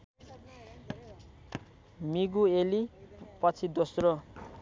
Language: Nepali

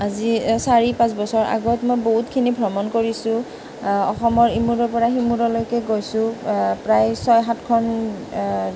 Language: Assamese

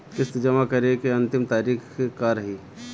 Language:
Bhojpuri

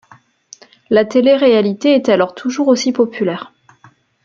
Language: French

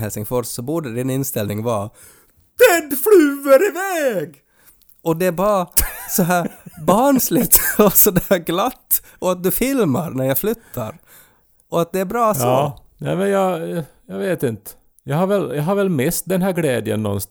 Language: Swedish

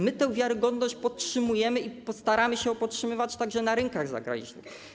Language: Polish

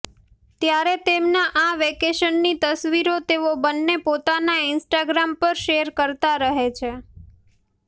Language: Gujarati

